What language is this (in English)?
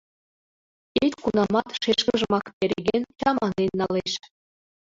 Mari